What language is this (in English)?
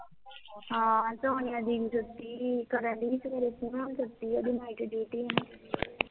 Punjabi